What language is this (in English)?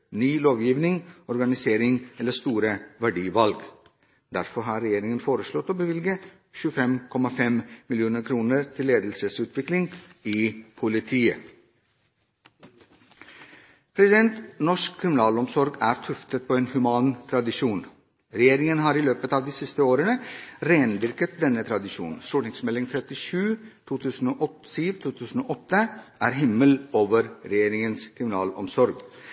Norwegian Bokmål